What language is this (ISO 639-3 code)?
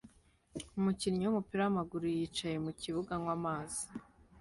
kin